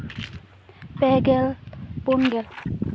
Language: Santali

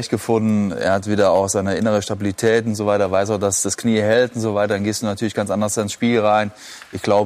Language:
German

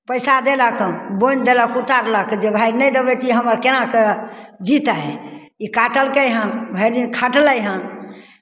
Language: Maithili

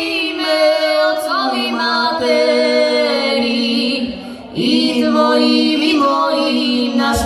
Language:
Romanian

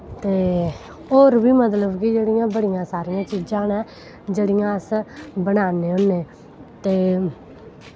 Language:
Dogri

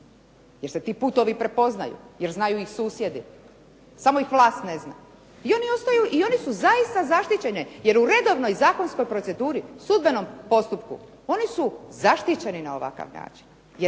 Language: Croatian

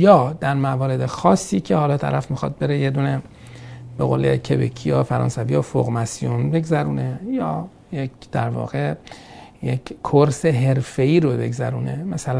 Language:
Persian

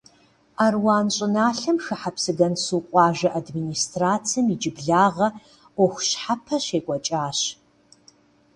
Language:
Kabardian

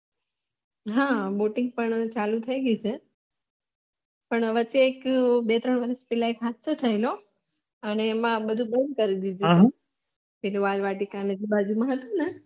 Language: Gujarati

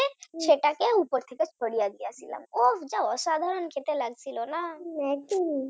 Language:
Bangla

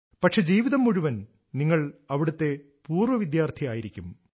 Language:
Malayalam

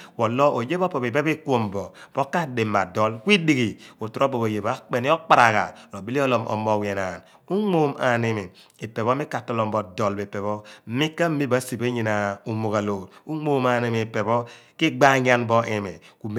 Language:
Abua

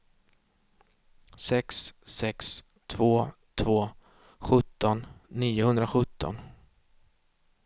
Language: Swedish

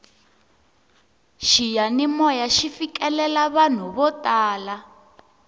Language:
Tsonga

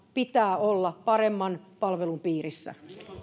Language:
Finnish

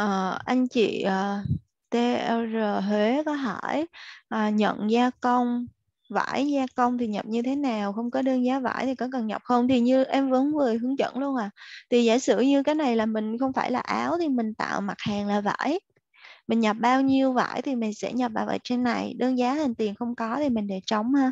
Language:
Vietnamese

